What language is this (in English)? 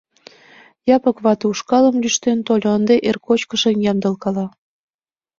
Mari